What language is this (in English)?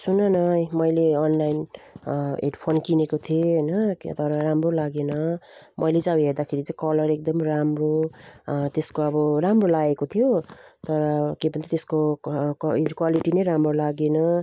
Nepali